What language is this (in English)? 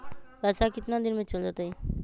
Magahi